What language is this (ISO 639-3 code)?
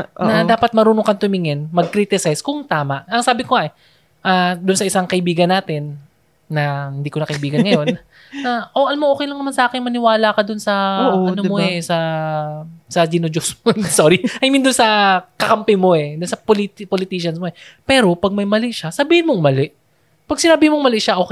fil